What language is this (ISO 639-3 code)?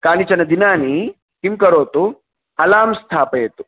san